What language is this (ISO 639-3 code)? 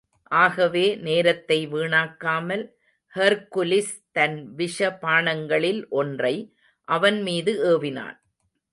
tam